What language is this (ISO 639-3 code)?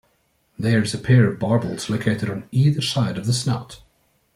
eng